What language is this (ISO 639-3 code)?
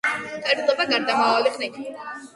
kat